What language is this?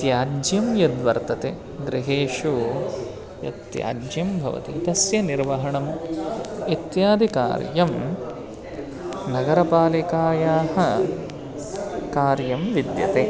Sanskrit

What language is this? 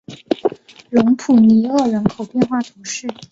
Chinese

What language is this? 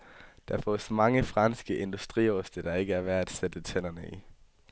Danish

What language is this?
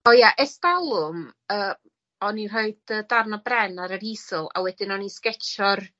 Welsh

